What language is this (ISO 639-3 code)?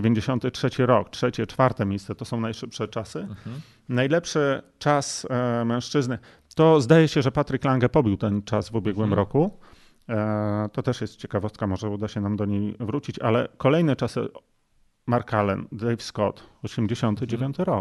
pol